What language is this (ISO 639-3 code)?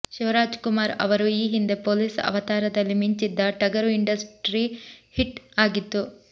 kan